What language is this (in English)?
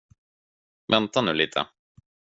Swedish